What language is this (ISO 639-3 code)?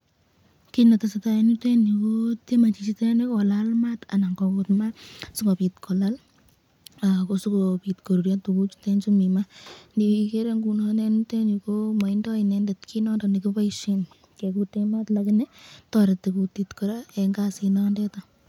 kln